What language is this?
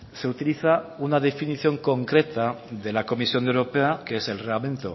Spanish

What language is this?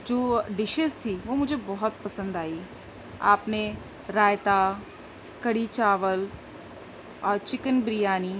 Urdu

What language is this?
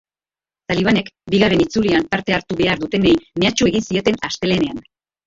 Basque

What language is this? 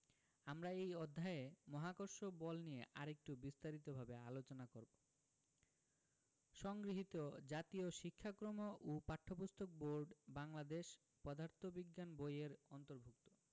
Bangla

